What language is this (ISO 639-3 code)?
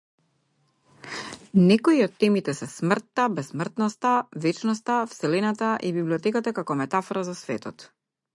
mkd